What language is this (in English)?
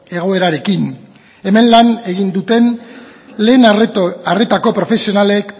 Basque